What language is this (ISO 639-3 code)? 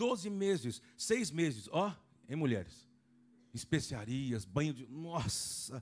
por